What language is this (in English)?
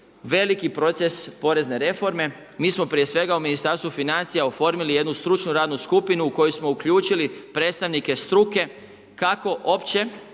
Croatian